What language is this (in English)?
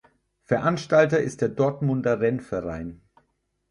German